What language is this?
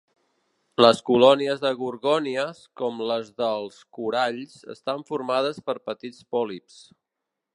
Catalan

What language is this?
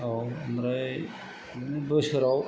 Bodo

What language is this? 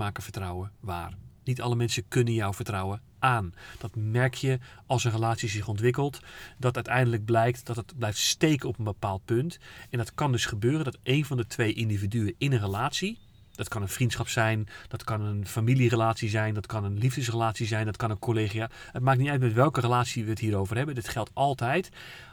Dutch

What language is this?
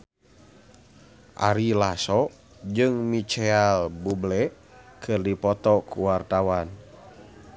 Sundanese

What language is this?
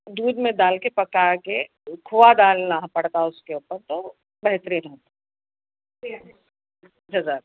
Urdu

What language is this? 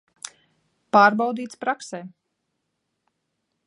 Latvian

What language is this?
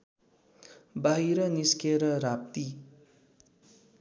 Nepali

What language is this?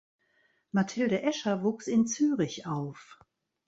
German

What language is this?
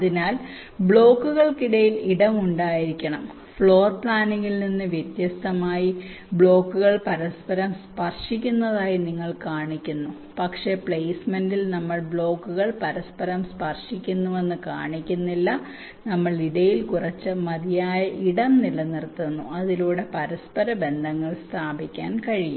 Malayalam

